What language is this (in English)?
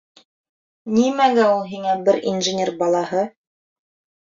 Bashkir